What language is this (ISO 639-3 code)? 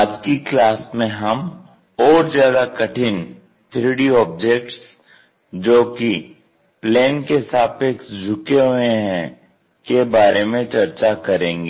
hin